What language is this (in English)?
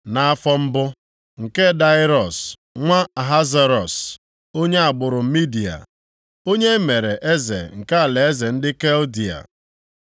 Igbo